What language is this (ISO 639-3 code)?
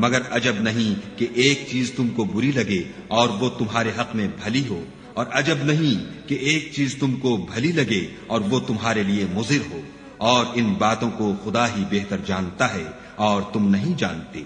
urd